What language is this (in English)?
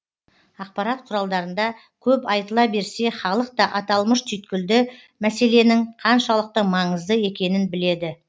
Kazakh